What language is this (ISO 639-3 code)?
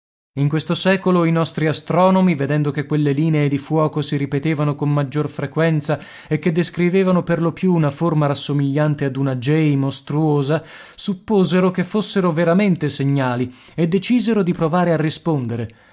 ita